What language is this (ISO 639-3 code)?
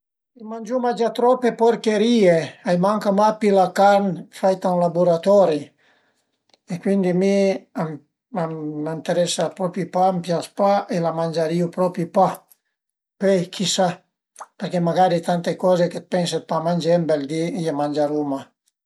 pms